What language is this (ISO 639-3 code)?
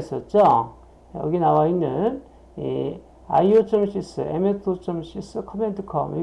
kor